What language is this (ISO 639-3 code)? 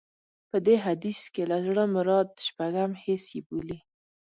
pus